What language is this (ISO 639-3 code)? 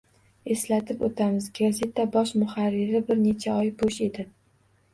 uzb